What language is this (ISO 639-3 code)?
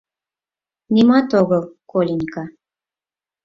chm